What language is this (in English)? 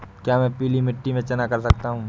Hindi